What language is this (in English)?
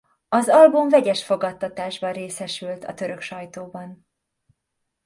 Hungarian